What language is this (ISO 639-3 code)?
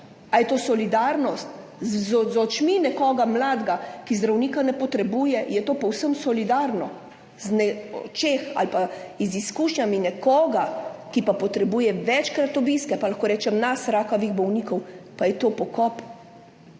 slv